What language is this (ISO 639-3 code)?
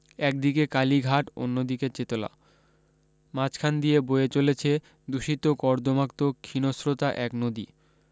ben